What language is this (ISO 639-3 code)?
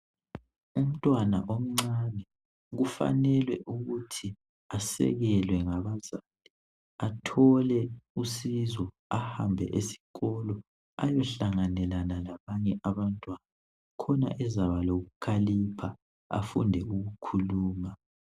nde